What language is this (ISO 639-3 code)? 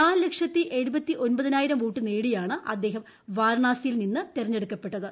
mal